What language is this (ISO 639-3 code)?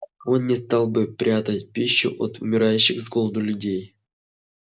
rus